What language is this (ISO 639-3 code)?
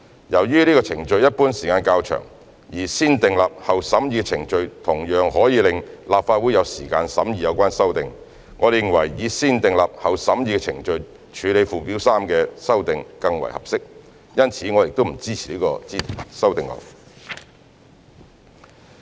yue